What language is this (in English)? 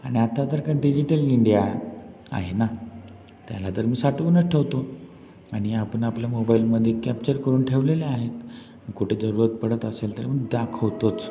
Marathi